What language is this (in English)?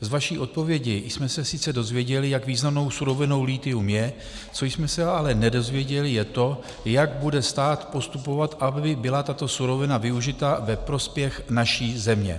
Czech